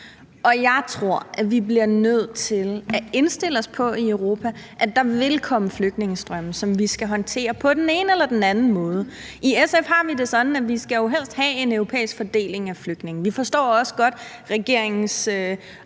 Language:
Danish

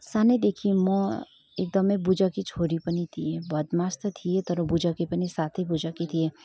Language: Nepali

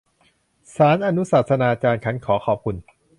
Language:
Thai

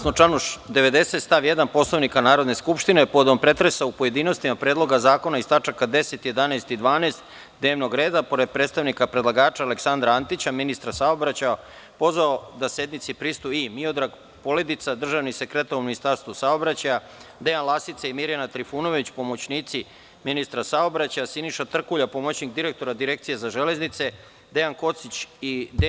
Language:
Serbian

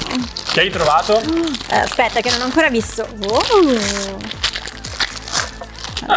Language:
Italian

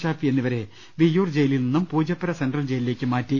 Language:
Malayalam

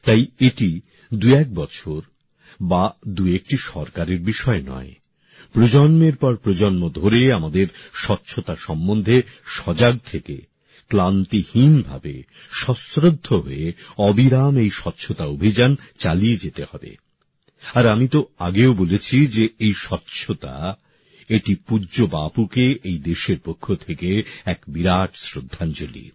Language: Bangla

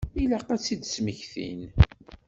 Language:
Kabyle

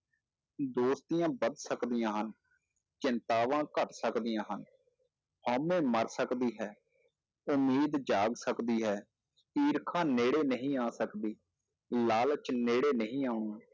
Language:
Punjabi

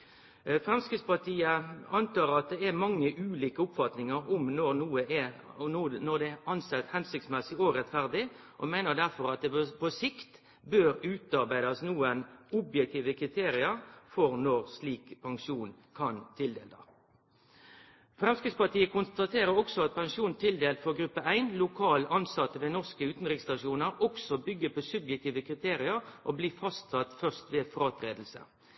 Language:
Norwegian Nynorsk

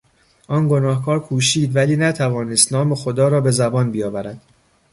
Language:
Persian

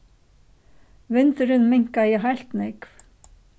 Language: Faroese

